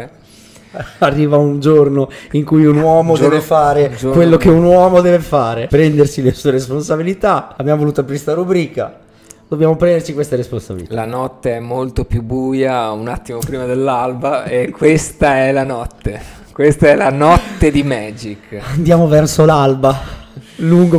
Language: Italian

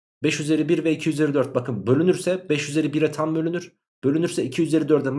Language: Turkish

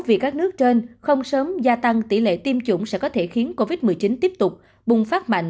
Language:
Vietnamese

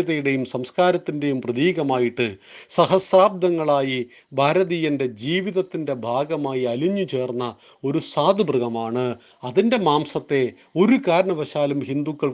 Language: Malayalam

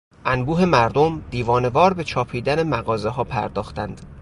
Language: Persian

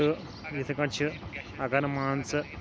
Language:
Kashmiri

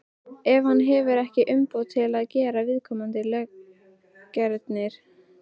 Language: Icelandic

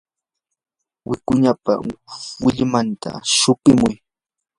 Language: Yanahuanca Pasco Quechua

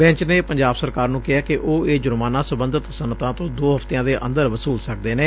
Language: Punjabi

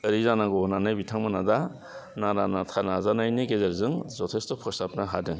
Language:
Bodo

